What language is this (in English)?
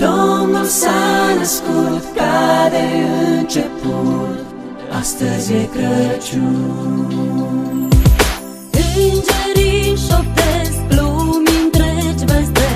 Romanian